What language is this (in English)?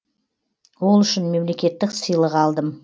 Kazakh